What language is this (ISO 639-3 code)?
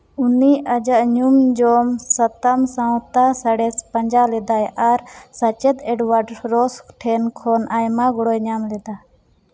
sat